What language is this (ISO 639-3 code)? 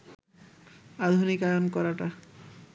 ben